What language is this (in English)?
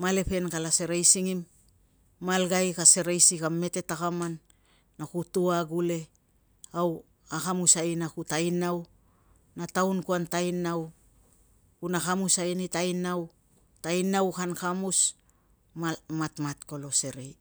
Tungag